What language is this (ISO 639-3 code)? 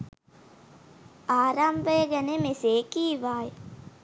sin